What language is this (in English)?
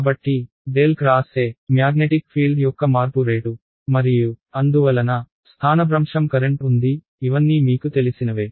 Telugu